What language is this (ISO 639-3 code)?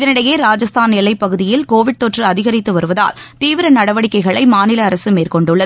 tam